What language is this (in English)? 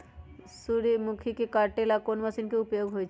Magahi